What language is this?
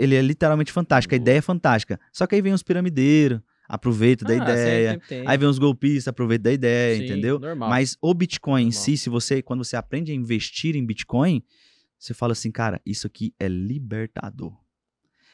Portuguese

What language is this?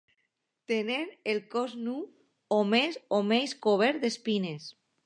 Catalan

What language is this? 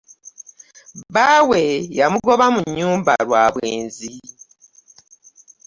Ganda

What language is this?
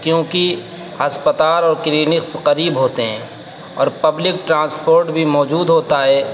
Urdu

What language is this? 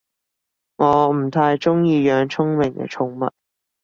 Cantonese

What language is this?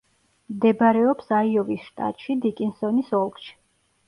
Georgian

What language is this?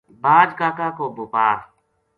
Gujari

